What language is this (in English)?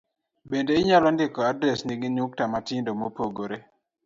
Luo (Kenya and Tanzania)